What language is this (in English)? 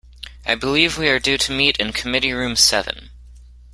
English